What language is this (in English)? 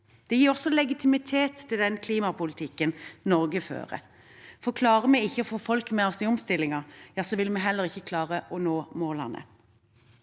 Norwegian